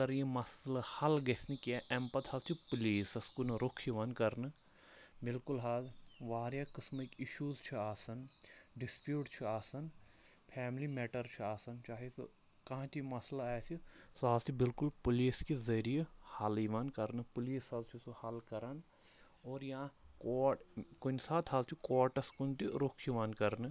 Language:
Kashmiri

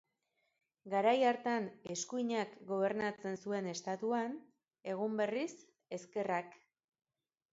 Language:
Basque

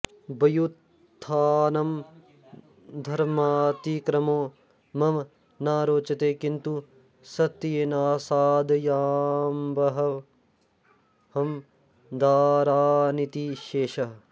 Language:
Sanskrit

